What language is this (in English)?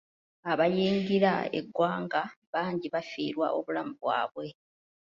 Ganda